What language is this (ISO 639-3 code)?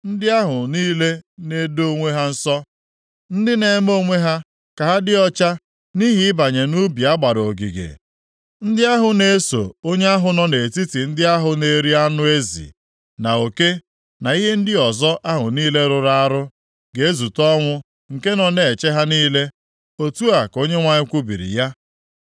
ibo